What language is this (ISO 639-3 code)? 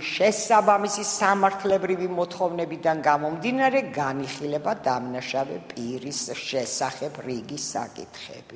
ron